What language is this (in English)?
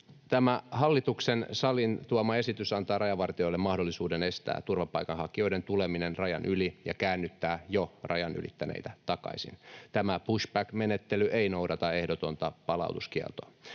Finnish